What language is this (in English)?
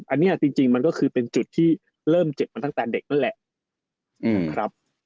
Thai